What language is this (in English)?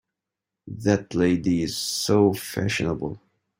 English